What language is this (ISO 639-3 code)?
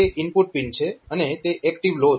guj